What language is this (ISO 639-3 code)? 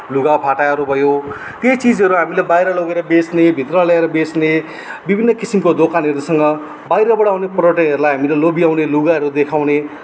nep